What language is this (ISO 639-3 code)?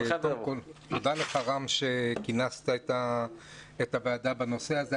heb